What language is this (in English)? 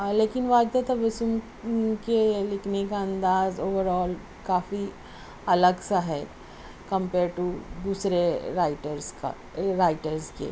Urdu